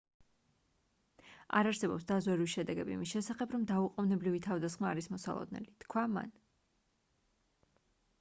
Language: Georgian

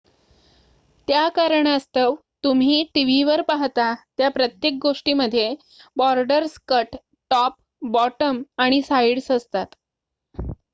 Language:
Marathi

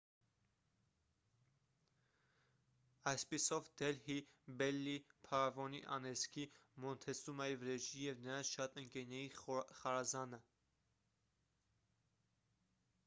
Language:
Armenian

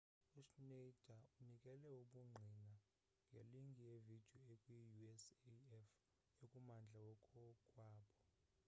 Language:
Xhosa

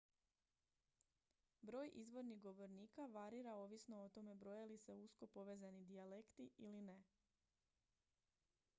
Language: Croatian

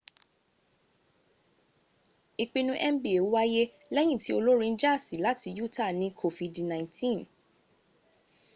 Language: Yoruba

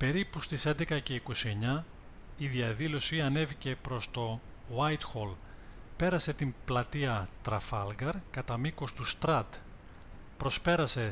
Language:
Greek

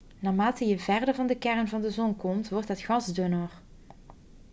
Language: Dutch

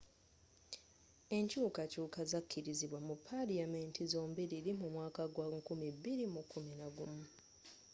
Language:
Ganda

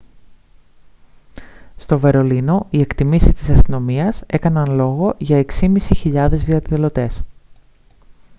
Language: Greek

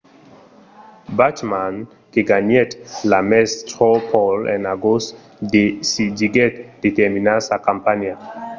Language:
Occitan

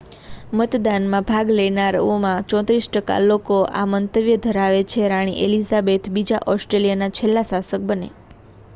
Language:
Gujarati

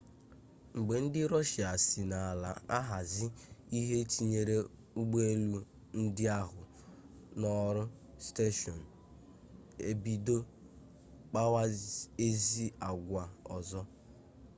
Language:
Igbo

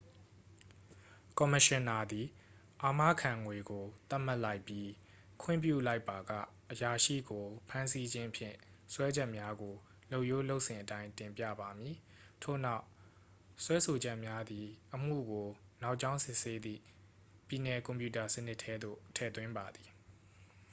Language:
Burmese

